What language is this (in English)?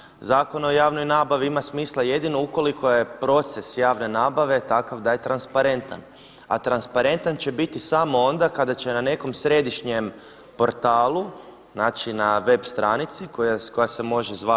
Croatian